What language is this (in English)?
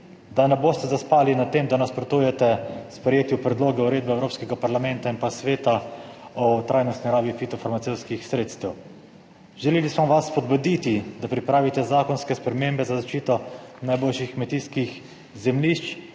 Slovenian